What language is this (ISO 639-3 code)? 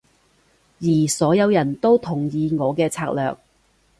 yue